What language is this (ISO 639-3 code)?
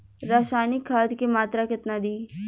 bho